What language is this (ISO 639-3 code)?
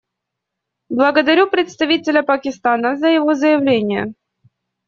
rus